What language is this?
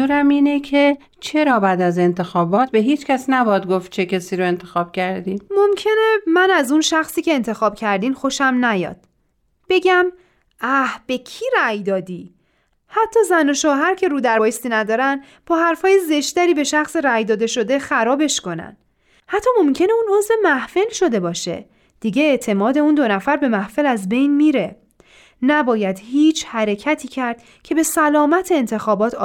Persian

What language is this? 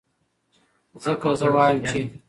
Pashto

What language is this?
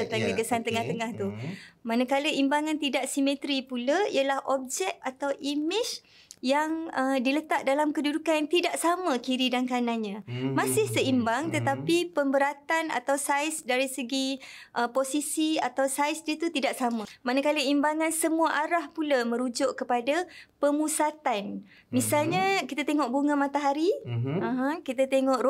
Malay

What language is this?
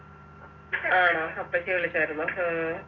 Malayalam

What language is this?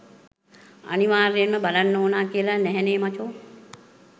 Sinhala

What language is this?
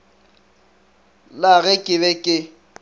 Northern Sotho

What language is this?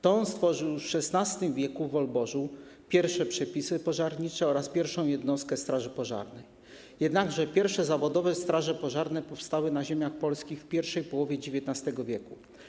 Polish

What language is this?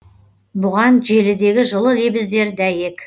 Kazakh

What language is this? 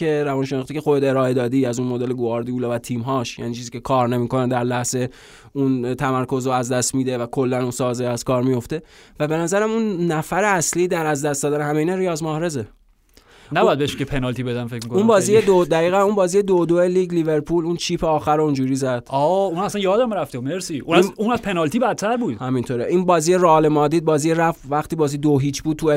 Persian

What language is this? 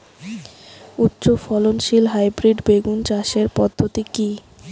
Bangla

